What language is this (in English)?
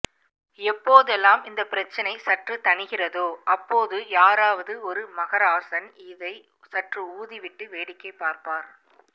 Tamil